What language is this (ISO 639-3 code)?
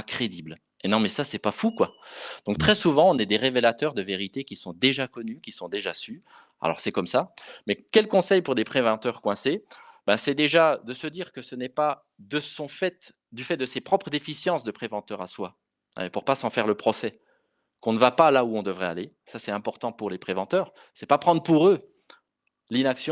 fra